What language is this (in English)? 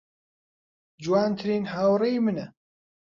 Central Kurdish